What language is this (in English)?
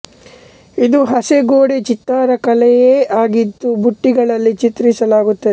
Kannada